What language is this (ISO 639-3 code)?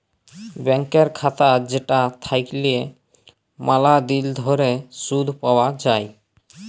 ben